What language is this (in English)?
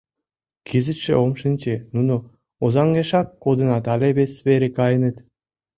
Mari